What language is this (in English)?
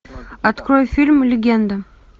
Russian